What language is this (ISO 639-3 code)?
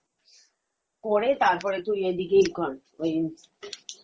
ben